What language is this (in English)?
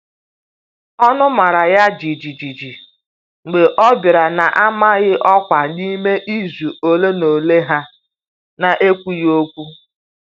Igbo